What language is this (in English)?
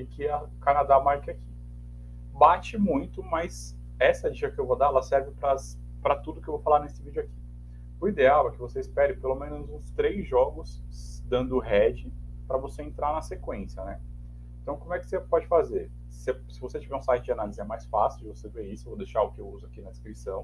Portuguese